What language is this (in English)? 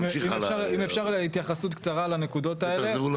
Hebrew